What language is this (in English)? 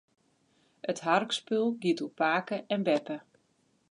Western Frisian